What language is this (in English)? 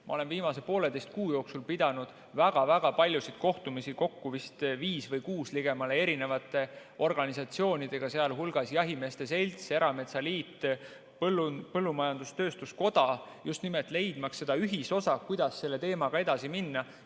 Estonian